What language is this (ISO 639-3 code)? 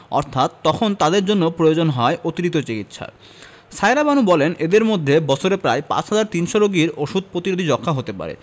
ben